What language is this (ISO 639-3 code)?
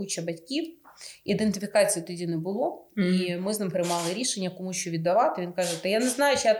ukr